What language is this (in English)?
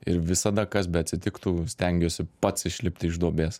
Lithuanian